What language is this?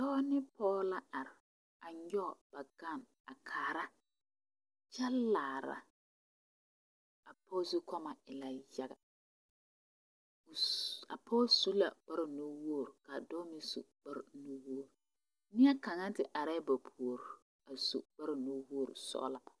Southern Dagaare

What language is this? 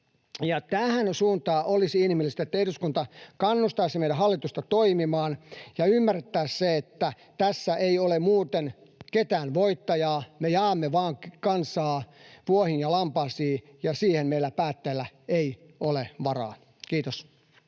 Finnish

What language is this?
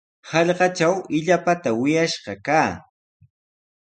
Sihuas Ancash Quechua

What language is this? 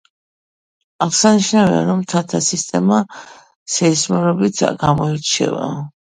Georgian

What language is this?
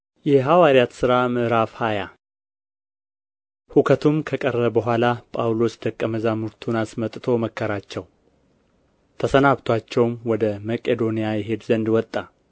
Amharic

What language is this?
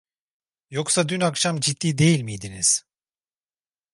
Turkish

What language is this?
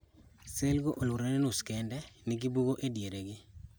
Luo (Kenya and Tanzania)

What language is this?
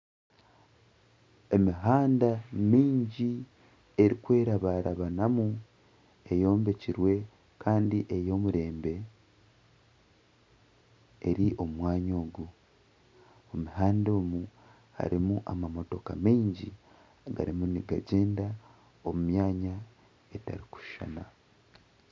Nyankole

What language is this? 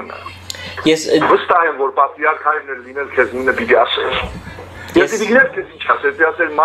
Romanian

